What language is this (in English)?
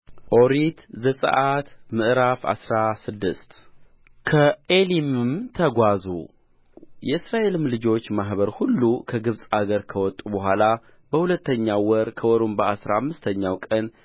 Amharic